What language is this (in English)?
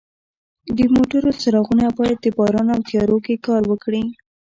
Pashto